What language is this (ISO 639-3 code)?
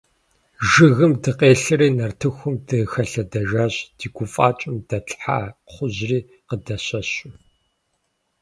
kbd